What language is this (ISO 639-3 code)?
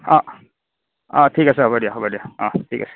asm